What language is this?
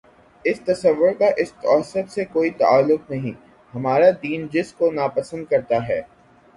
Urdu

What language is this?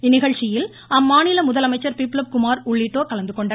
Tamil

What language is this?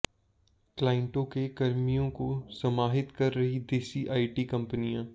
Hindi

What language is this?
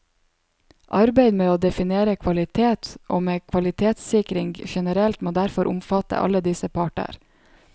Norwegian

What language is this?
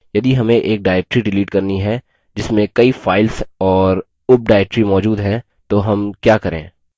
Hindi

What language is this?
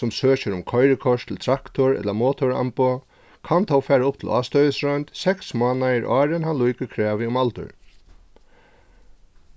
Faroese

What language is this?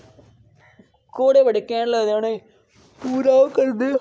Dogri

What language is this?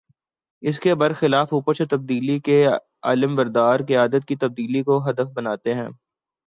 Urdu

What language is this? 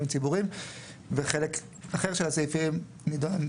Hebrew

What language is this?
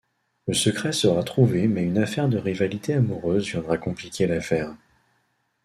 French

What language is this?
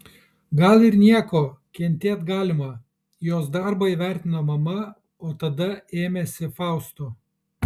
Lithuanian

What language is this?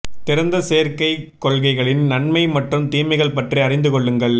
Tamil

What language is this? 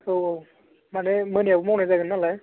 Bodo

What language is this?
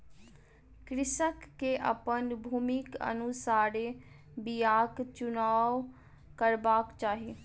Maithili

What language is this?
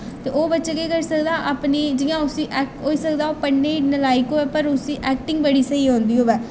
Dogri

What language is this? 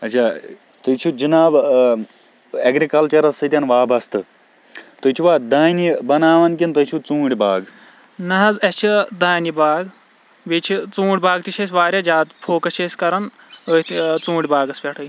Kashmiri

